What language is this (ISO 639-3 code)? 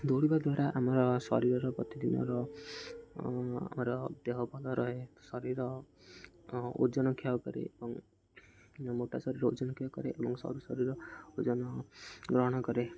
ori